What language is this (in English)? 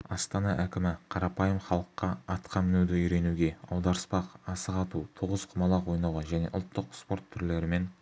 Kazakh